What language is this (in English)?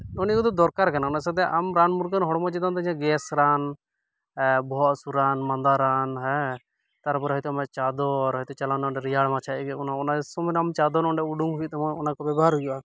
Santali